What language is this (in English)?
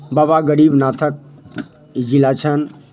Maithili